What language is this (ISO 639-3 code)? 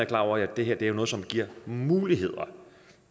dan